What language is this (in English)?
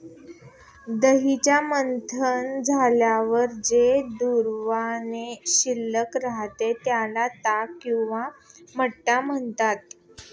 Marathi